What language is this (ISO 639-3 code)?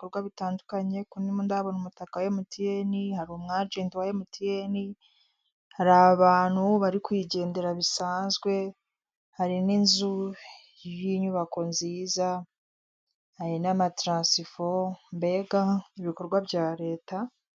kin